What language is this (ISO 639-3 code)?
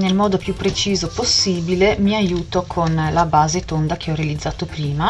ita